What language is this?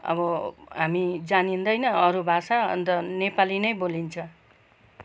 Nepali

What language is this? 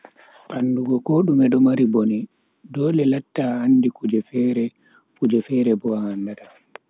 Bagirmi Fulfulde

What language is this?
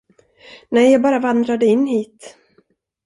Swedish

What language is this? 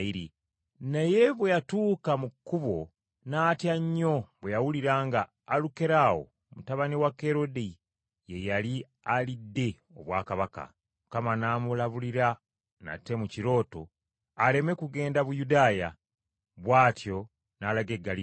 Ganda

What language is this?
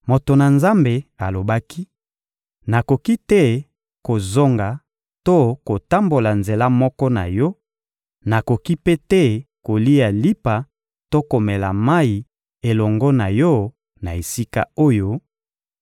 Lingala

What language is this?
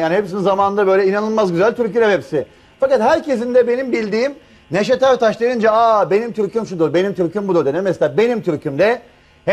Turkish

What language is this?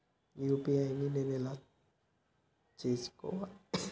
Telugu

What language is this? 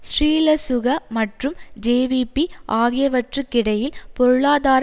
Tamil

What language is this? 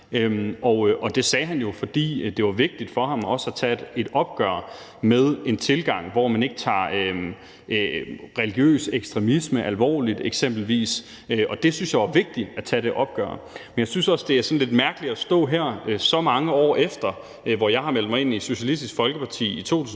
Danish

